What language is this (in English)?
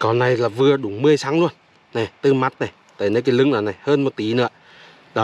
Vietnamese